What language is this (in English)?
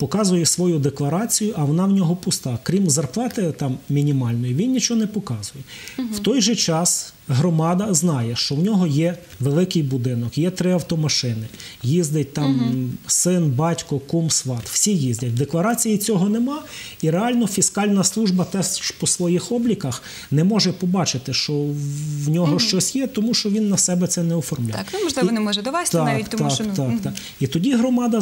Ukrainian